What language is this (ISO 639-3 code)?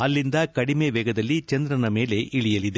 kan